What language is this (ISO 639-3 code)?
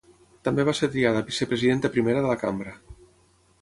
cat